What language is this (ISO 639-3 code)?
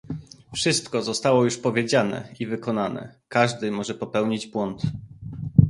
pol